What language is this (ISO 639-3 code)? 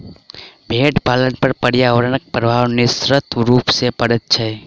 mai